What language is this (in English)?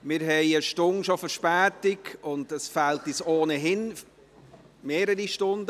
Swiss German